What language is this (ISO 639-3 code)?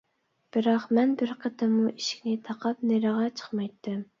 uig